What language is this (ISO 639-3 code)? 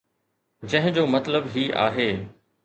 snd